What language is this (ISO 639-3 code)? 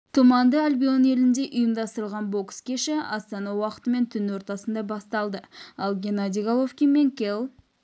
kaz